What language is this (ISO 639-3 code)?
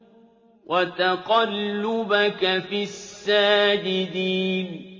ara